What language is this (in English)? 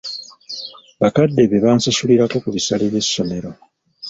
Ganda